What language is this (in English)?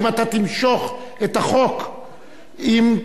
Hebrew